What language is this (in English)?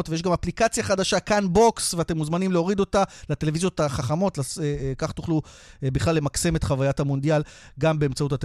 Hebrew